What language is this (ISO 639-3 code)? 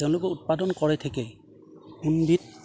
asm